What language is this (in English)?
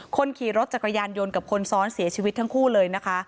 Thai